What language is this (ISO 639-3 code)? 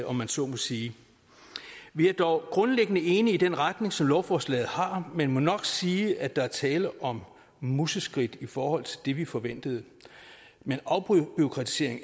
dan